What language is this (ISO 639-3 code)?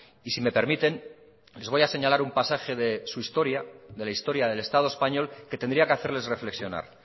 spa